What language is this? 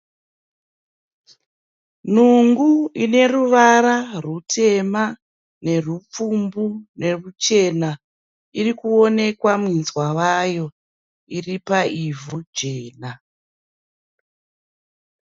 Shona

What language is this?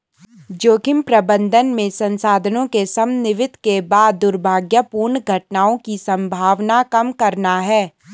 Hindi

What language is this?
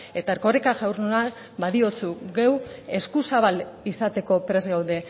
Basque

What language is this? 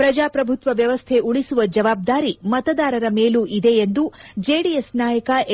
Kannada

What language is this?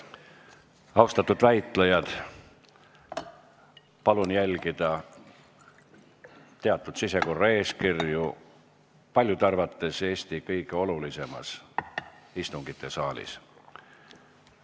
Estonian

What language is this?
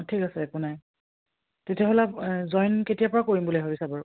Assamese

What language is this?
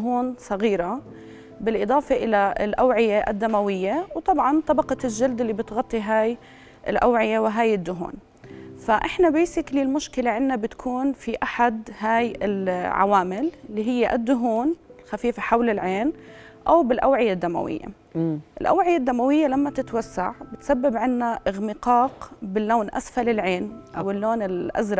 Arabic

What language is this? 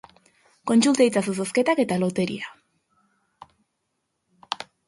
Basque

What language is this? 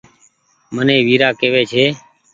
Goaria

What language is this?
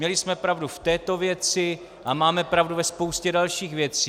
Czech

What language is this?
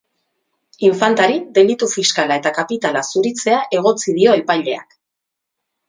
Basque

